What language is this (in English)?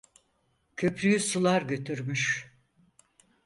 Turkish